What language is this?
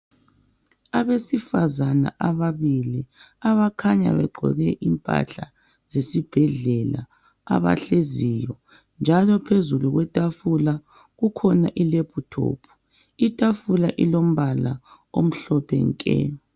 North Ndebele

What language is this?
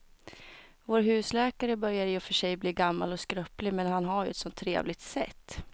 Swedish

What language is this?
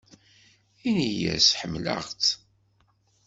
Kabyle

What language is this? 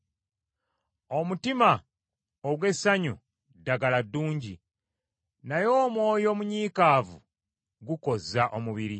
Ganda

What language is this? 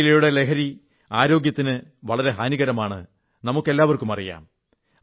Malayalam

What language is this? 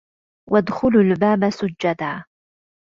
Arabic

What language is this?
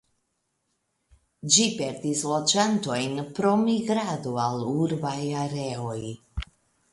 Esperanto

